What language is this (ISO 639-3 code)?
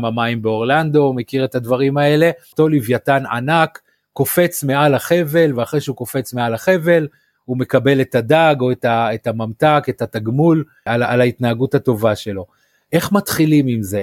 heb